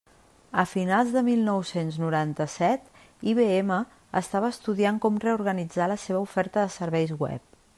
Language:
Catalan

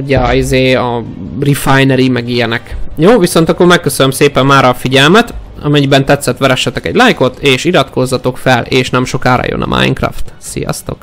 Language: Hungarian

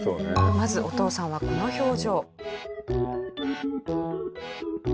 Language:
Japanese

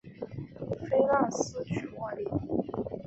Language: Chinese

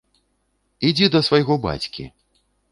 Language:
Belarusian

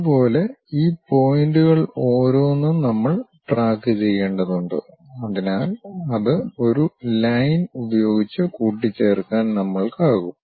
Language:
Malayalam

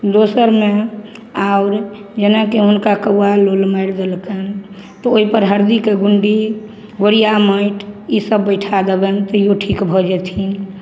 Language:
Maithili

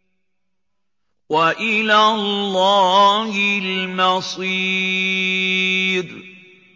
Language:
Arabic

